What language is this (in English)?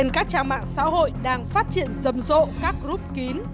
Vietnamese